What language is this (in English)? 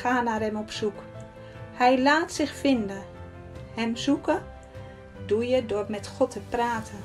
Dutch